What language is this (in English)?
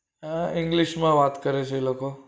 Gujarati